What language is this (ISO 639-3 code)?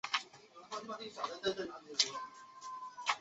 zho